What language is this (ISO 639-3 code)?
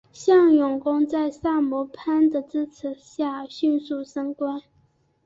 zho